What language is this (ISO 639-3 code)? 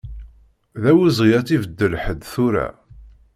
kab